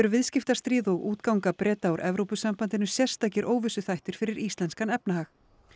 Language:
Icelandic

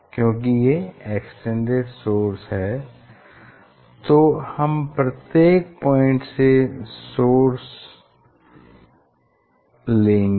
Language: Hindi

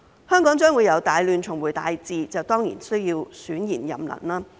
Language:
Cantonese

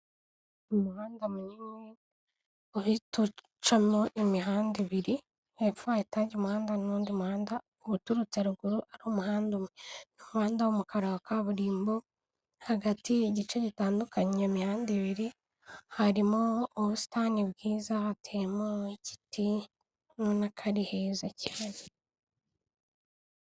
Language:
Kinyarwanda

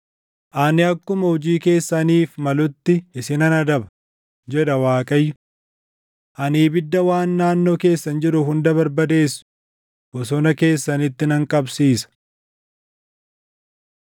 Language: Oromo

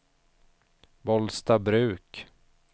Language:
Swedish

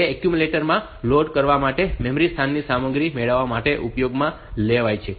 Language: Gujarati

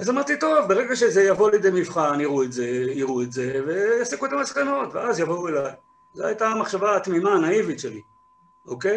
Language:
Hebrew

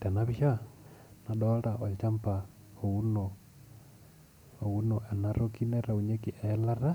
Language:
Masai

